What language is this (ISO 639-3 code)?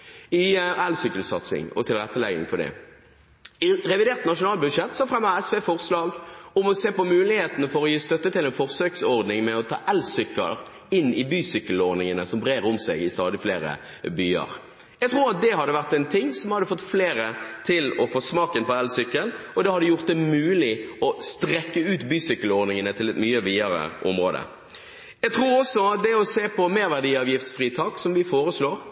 nob